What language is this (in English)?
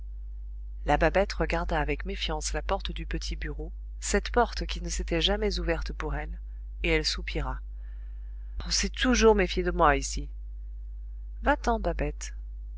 French